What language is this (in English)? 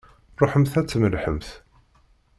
Kabyle